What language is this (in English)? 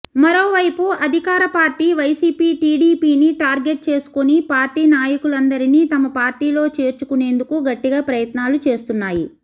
Telugu